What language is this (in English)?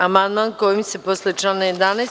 Serbian